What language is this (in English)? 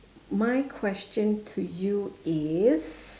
English